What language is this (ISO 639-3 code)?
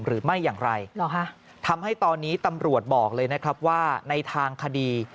tha